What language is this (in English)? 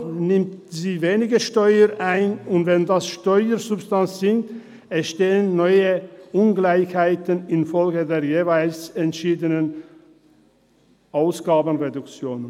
Swiss German